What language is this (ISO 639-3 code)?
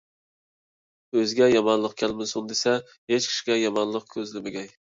uig